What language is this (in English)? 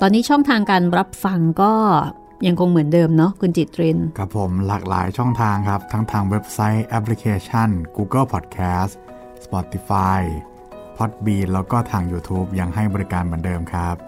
Thai